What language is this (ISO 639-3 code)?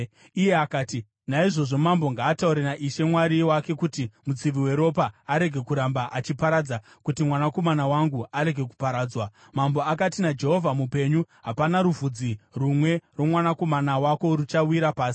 sna